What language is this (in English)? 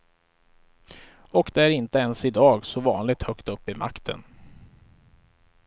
Swedish